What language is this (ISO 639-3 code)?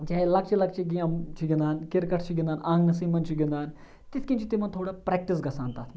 kas